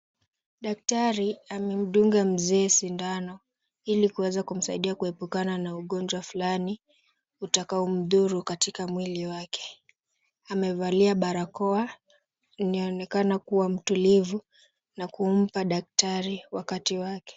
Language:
Swahili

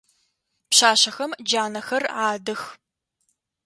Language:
Adyghe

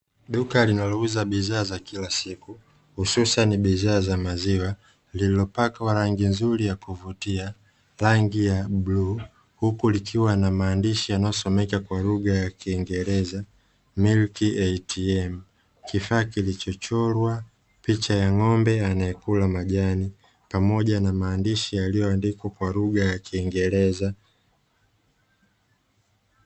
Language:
Swahili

